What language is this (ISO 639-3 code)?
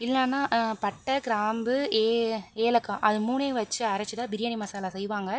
tam